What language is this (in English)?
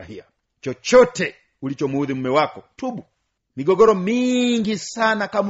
Swahili